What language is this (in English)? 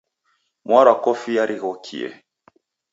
Taita